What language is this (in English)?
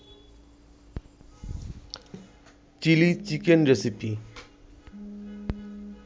Bangla